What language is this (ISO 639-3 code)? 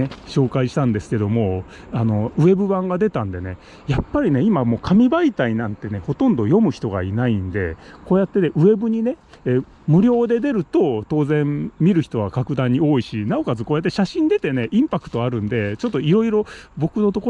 jpn